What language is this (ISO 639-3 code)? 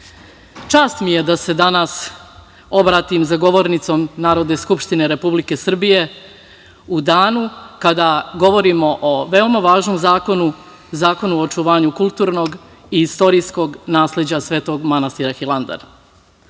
srp